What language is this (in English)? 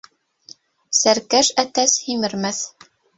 Bashkir